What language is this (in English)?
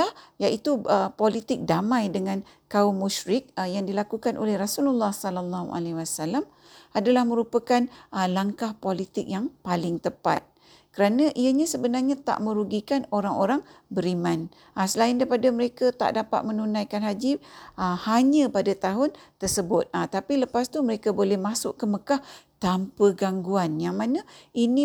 Malay